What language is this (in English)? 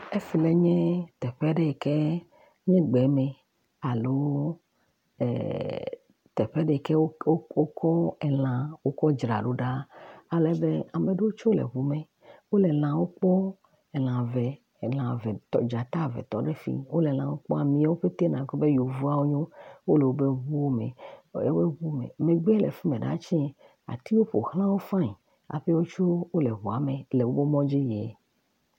Ewe